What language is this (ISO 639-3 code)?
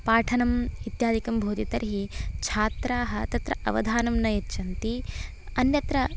san